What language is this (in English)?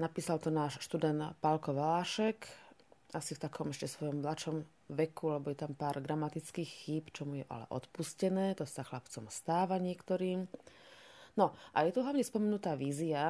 Slovak